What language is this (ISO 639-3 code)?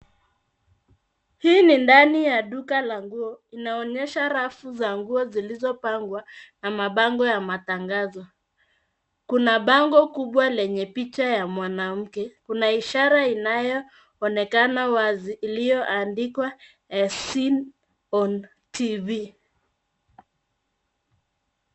swa